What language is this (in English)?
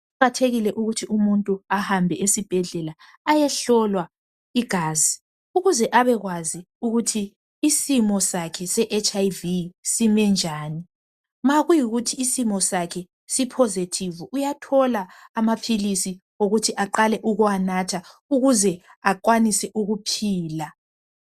North Ndebele